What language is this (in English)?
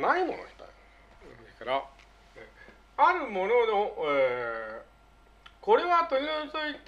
Japanese